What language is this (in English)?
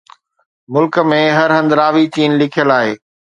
Sindhi